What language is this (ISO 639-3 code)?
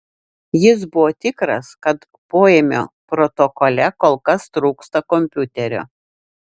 lit